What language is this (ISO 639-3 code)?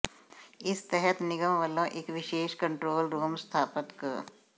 pan